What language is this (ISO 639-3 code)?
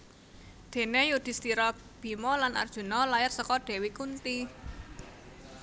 jav